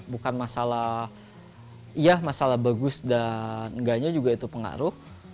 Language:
Indonesian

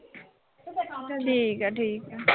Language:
Punjabi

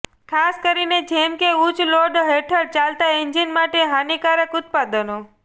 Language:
Gujarati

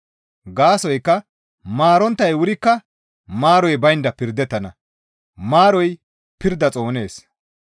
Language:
Gamo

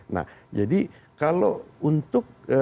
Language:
Indonesian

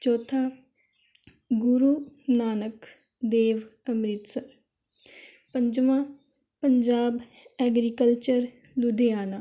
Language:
Punjabi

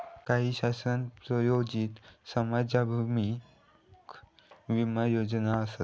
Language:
Marathi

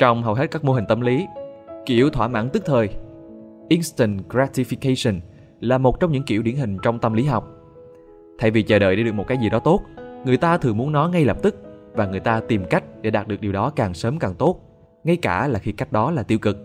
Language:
Vietnamese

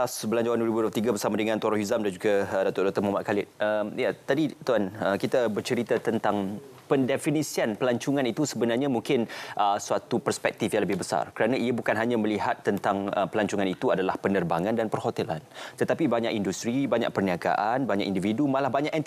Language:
Malay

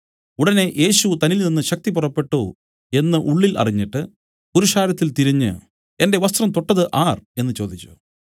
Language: Malayalam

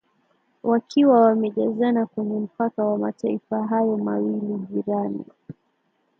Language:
Swahili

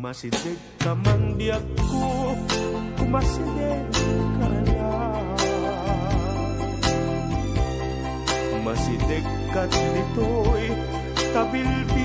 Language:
Filipino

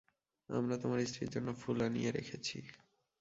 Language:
Bangla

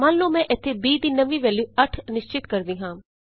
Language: Punjabi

